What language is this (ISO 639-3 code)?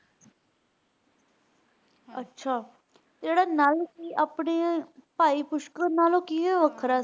pan